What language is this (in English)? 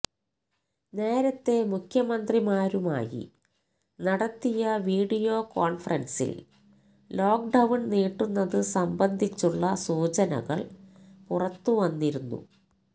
Malayalam